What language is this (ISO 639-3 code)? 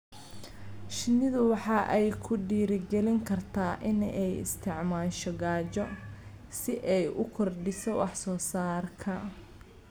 som